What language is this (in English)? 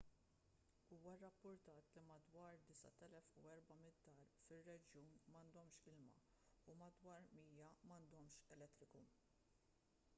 Maltese